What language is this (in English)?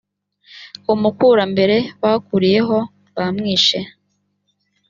Kinyarwanda